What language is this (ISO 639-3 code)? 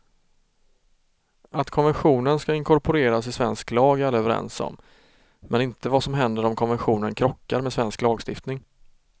swe